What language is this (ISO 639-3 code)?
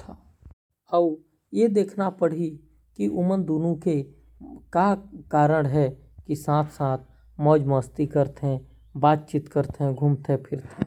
kfp